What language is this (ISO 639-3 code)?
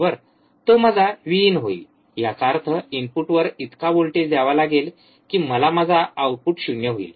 mar